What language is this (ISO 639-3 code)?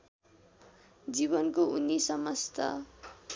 nep